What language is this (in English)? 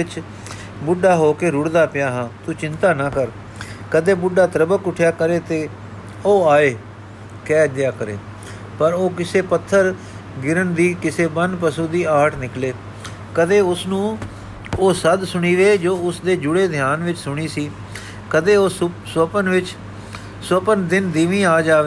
Punjabi